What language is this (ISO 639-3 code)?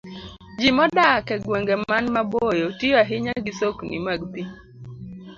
luo